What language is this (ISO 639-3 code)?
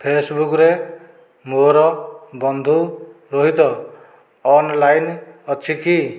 ori